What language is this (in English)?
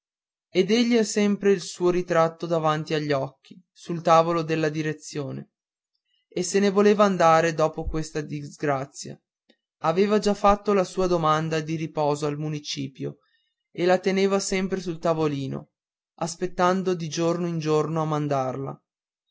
Italian